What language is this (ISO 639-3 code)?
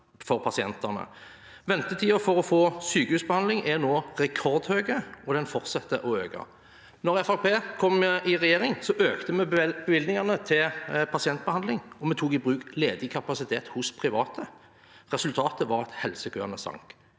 nor